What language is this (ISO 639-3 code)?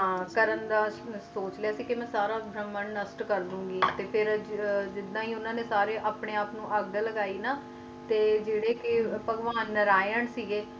pan